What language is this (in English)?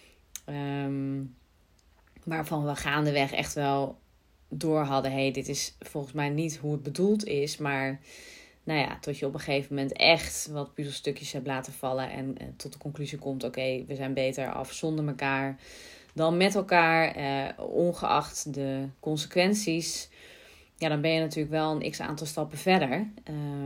Dutch